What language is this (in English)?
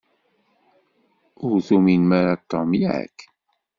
Kabyle